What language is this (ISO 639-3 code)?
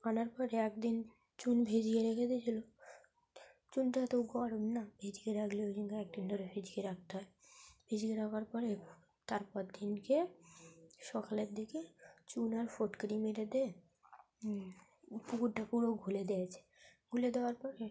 ben